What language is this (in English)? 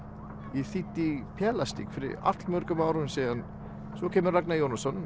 Icelandic